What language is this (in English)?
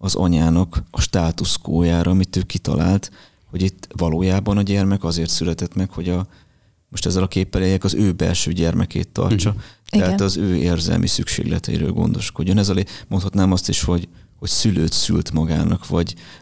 Hungarian